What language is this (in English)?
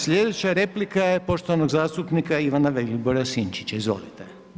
Croatian